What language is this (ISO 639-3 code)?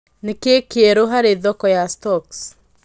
kik